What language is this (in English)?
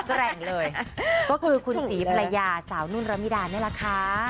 Thai